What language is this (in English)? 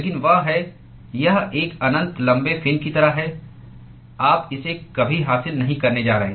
Hindi